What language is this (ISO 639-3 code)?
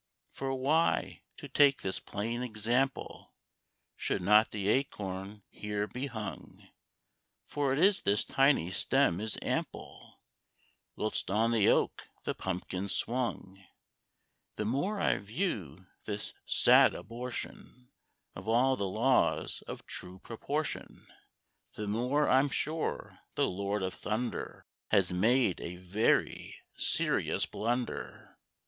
eng